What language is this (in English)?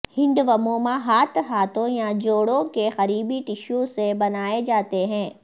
Urdu